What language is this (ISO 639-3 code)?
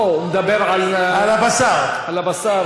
heb